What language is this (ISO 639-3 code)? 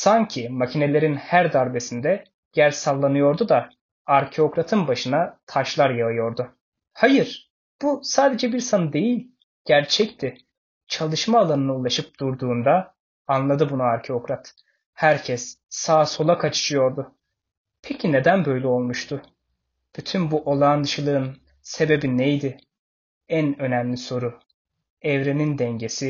tur